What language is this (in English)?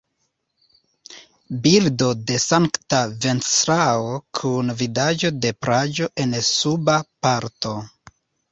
Esperanto